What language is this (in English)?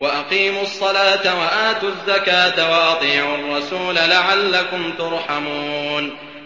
Arabic